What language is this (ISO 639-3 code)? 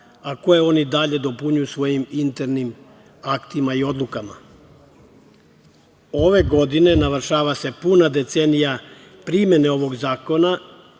srp